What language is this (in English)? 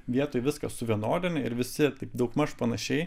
Lithuanian